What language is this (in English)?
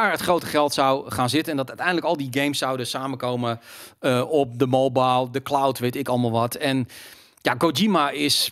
Dutch